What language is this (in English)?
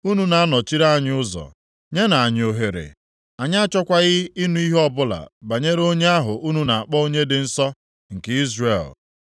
Igbo